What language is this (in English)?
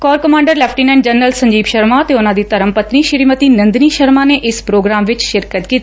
Punjabi